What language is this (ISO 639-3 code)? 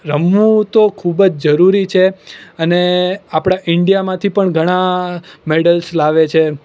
guj